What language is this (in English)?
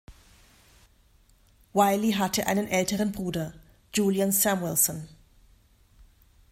German